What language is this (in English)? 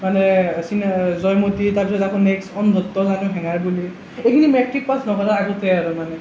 Assamese